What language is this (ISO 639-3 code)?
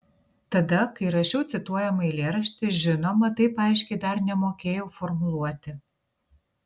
lit